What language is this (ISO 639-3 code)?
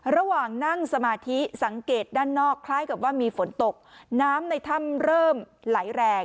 tha